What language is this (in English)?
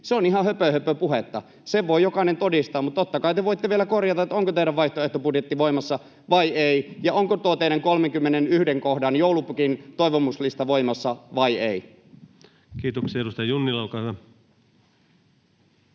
Finnish